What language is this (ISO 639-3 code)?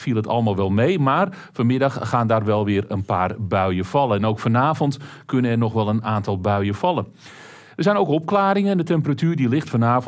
nld